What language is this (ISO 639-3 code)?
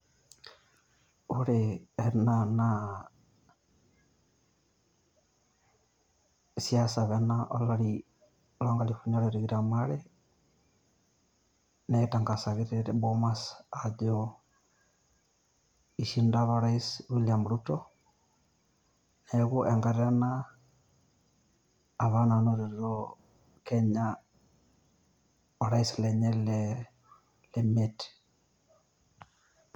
mas